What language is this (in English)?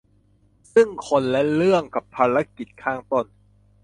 Thai